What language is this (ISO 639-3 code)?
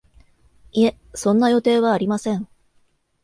jpn